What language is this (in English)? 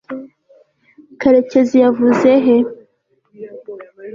Kinyarwanda